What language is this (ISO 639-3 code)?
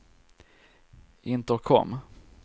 swe